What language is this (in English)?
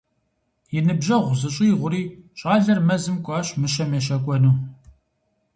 Kabardian